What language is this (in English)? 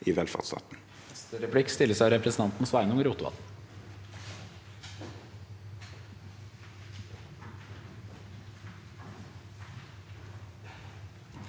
Norwegian